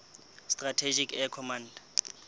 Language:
Southern Sotho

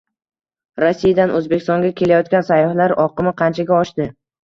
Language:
Uzbek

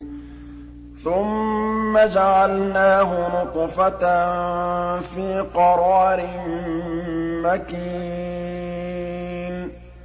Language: Arabic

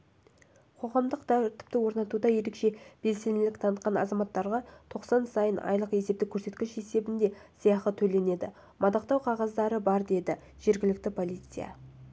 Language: Kazakh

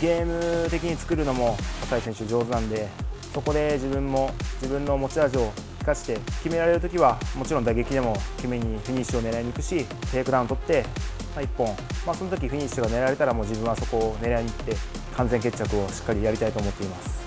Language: Japanese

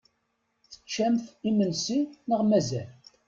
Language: Kabyle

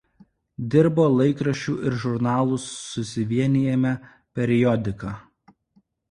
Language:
Lithuanian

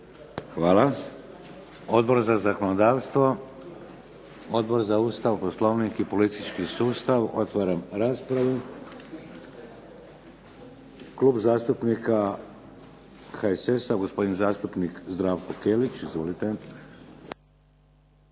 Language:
Croatian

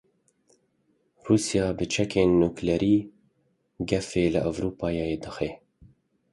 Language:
Kurdish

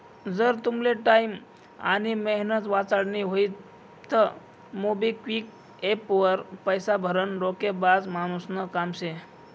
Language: Marathi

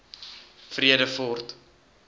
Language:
Afrikaans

